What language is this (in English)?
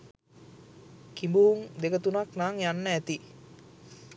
Sinhala